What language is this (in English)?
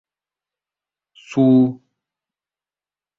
Uzbek